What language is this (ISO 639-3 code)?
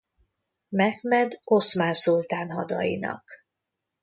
hun